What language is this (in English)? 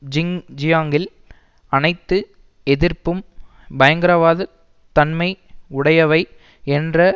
Tamil